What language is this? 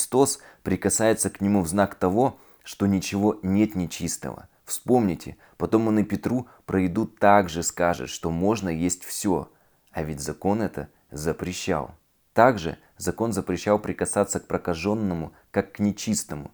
Russian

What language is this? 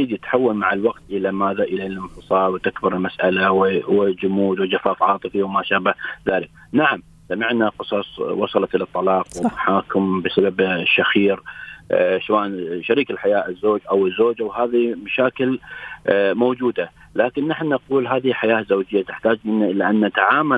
Arabic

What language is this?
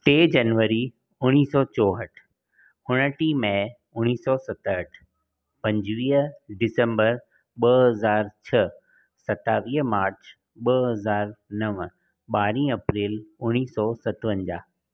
Sindhi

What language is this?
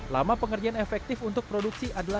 Indonesian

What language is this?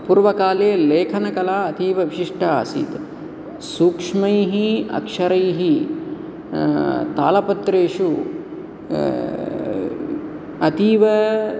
Sanskrit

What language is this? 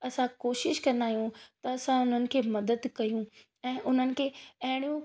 Sindhi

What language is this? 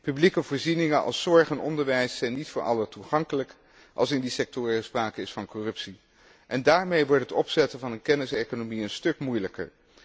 Dutch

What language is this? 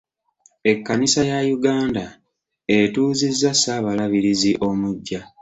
Ganda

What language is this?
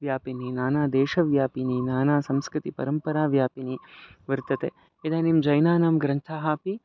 Sanskrit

